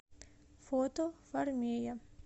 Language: Russian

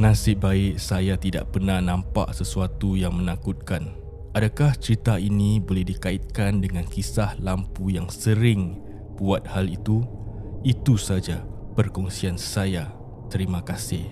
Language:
Malay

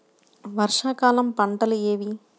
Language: Telugu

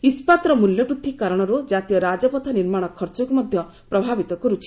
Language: Odia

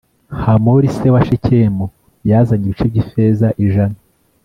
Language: Kinyarwanda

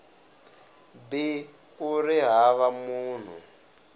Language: Tsonga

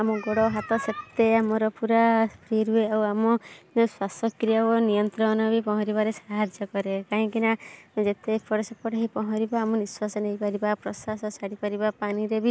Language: Odia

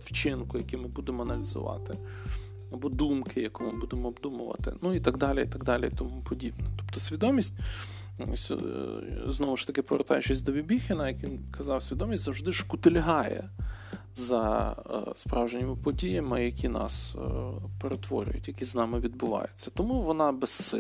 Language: Ukrainian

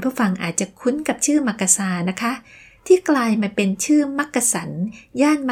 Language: Thai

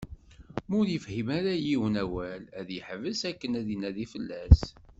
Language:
Kabyle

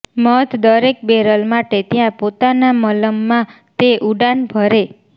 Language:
Gujarati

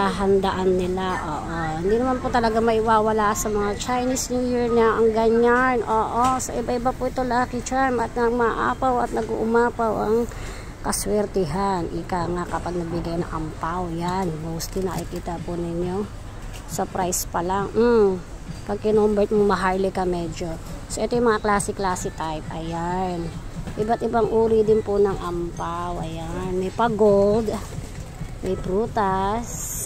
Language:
Filipino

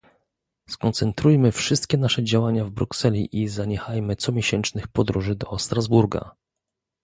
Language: Polish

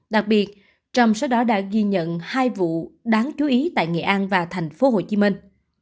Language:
Vietnamese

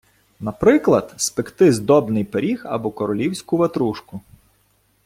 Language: Ukrainian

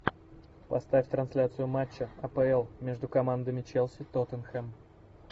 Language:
Russian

